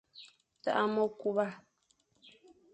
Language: Fang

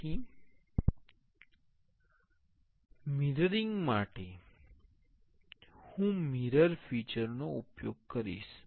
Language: Gujarati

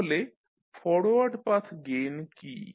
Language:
Bangla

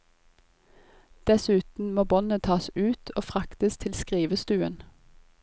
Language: Norwegian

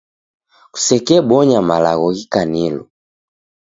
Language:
Taita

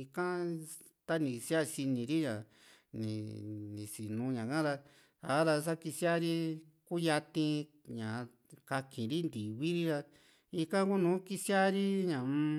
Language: Juxtlahuaca Mixtec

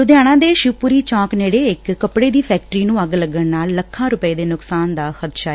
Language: Punjabi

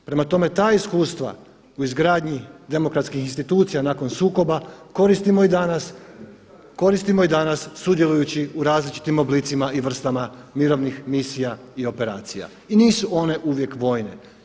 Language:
Croatian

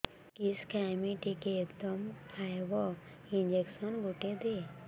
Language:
Odia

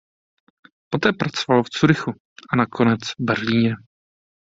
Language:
Czech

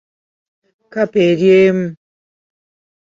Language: Ganda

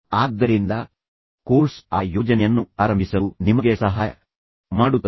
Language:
Kannada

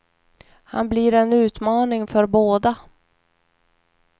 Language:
Swedish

